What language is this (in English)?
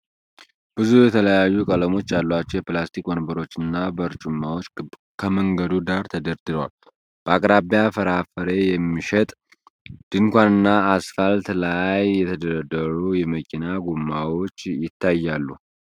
Amharic